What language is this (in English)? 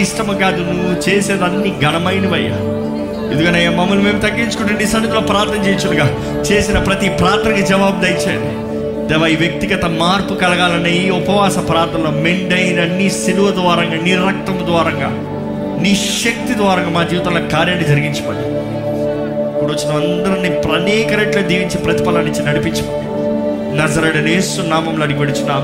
Telugu